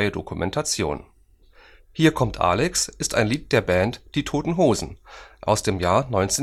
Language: German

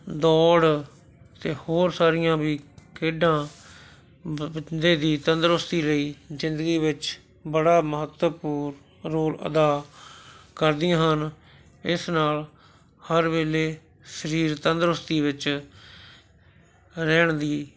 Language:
Punjabi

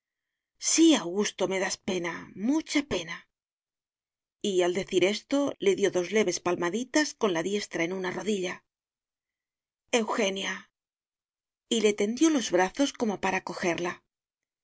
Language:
Spanish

